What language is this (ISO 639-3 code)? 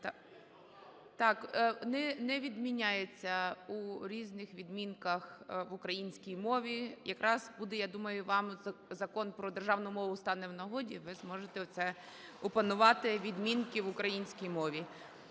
ukr